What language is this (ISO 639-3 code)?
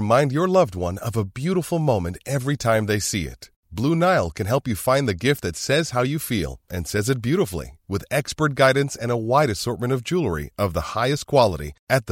fra